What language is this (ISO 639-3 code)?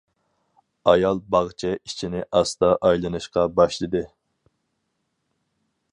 uig